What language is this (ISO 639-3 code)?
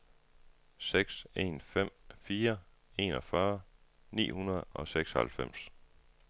dan